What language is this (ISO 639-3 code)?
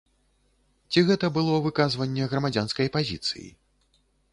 bel